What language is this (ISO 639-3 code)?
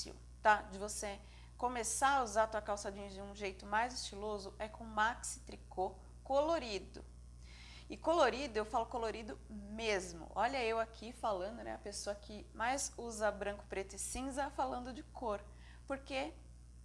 por